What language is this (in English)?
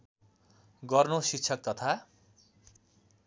Nepali